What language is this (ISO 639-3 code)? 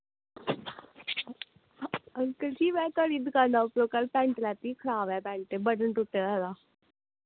doi